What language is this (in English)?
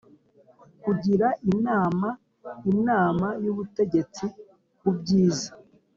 Kinyarwanda